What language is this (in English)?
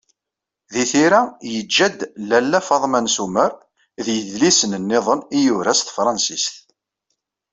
Kabyle